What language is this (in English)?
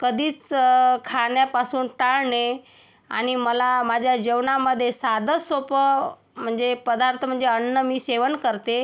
Marathi